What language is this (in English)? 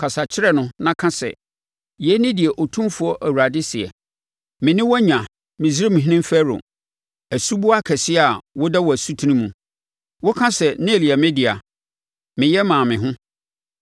Akan